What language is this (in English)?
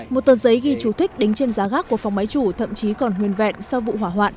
Vietnamese